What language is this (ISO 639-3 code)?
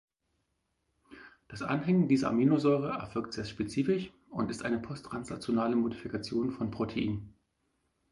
deu